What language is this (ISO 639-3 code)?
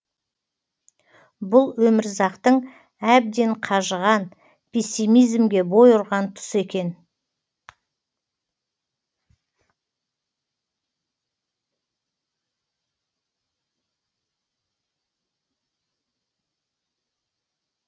kaz